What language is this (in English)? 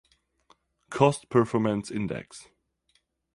Czech